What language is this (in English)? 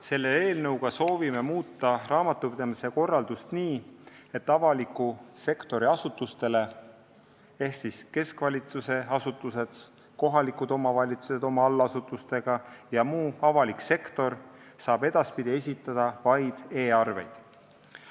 Estonian